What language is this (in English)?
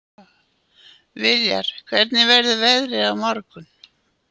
Icelandic